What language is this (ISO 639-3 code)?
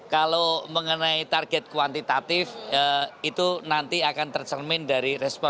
ind